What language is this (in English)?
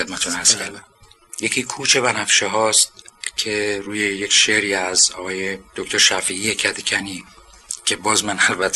Persian